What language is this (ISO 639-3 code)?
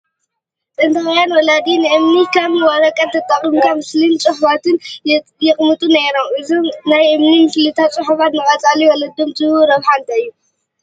tir